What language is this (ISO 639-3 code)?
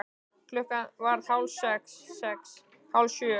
isl